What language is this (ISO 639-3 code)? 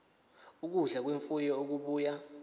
zul